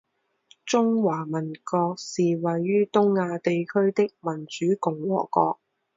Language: Chinese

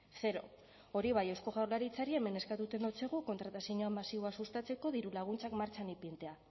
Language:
Basque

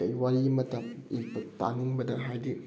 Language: Manipuri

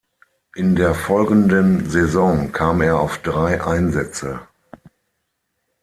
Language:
German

